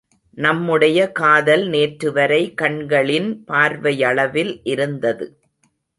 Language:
Tamil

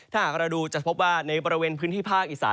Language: Thai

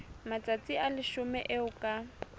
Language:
Southern Sotho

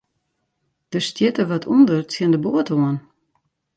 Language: Western Frisian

